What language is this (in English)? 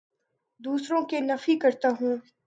Urdu